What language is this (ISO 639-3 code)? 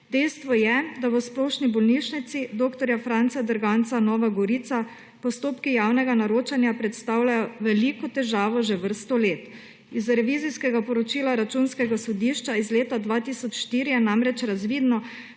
slv